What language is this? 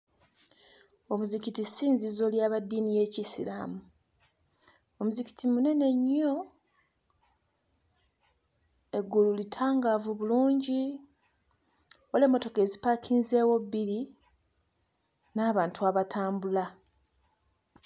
Ganda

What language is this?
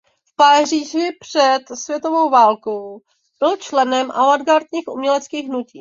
Czech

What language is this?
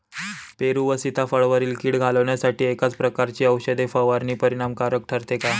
Marathi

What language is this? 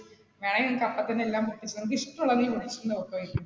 Malayalam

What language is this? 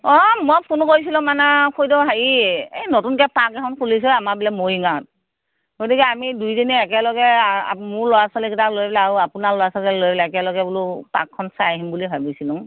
Assamese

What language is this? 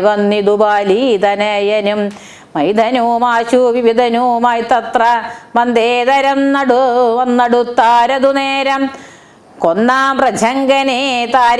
Korean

